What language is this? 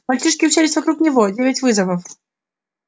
Russian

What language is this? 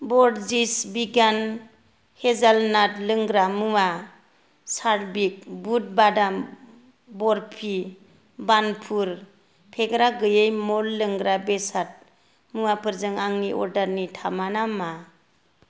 Bodo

